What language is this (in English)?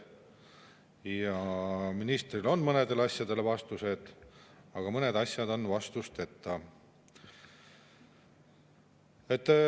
Estonian